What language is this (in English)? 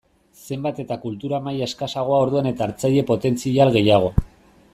Basque